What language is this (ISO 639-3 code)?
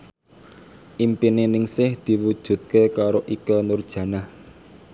jav